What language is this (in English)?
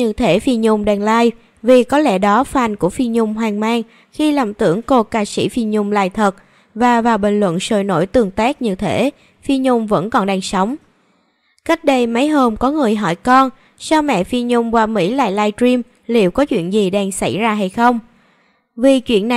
Vietnamese